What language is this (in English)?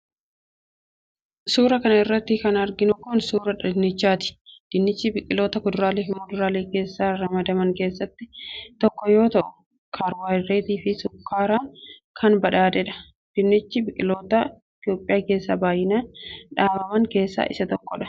Oromo